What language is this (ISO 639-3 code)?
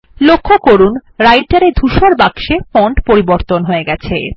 ben